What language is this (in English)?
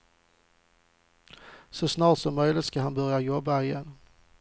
Swedish